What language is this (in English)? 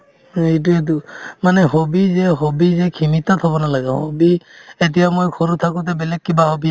Assamese